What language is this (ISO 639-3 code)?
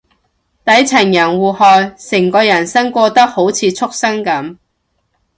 yue